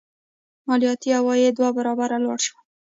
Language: Pashto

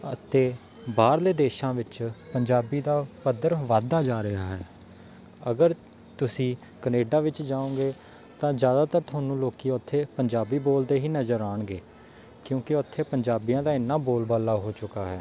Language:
Punjabi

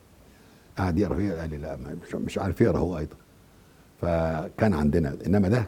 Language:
Arabic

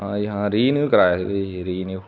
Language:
Punjabi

